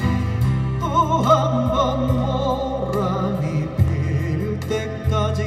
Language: Korean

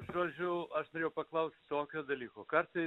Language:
Lithuanian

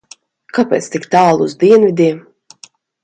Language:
Latvian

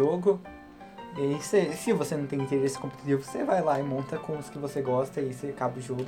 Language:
Portuguese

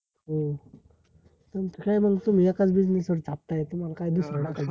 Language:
Marathi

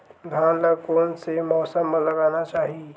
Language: Chhattisgarhi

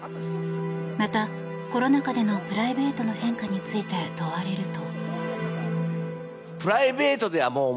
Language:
Japanese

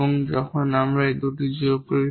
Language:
Bangla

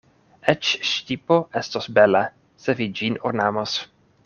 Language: Esperanto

